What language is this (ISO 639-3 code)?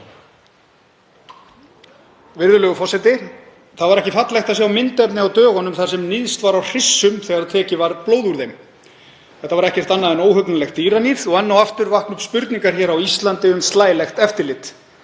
isl